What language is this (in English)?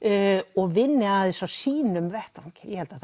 Icelandic